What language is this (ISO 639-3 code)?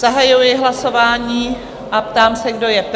ces